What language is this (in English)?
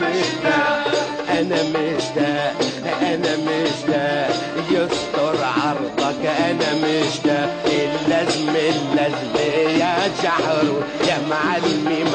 Arabic